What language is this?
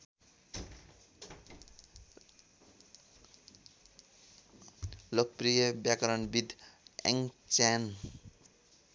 Nepali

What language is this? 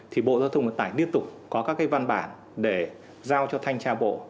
Vietnamese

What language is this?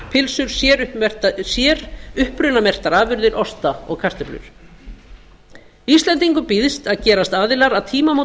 Icelandic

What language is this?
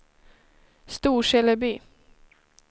Swedish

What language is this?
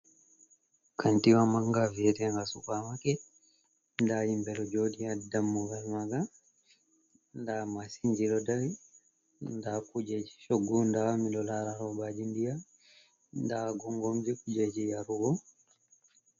Fula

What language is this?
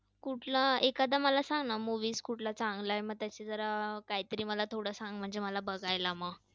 Marathi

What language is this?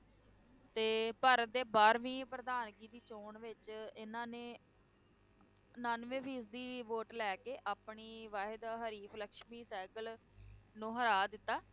Punjabi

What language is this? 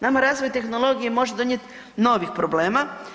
Croatian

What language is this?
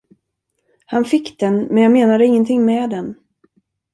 Swedish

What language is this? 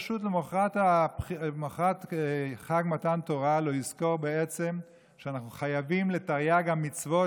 Hebrew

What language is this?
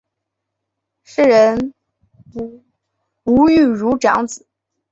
Chinese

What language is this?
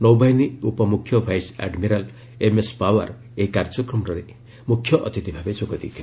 Odia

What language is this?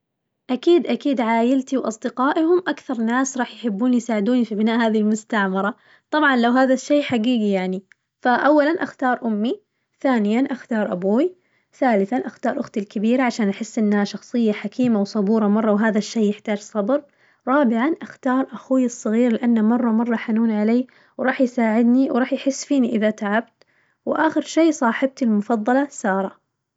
Najdi Arabic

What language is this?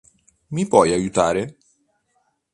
Italian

